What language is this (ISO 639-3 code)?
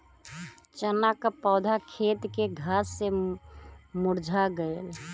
bho